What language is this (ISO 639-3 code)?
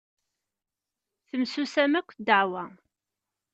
kab